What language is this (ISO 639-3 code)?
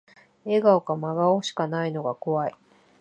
jpn